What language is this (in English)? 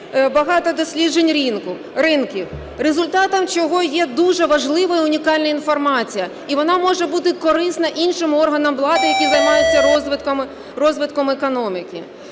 Ukrainian